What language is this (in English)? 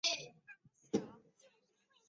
Chinese